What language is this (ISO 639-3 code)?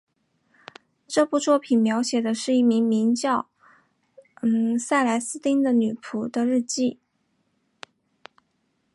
zho